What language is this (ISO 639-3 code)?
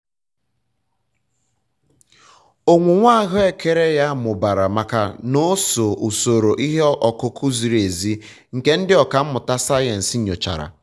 ibo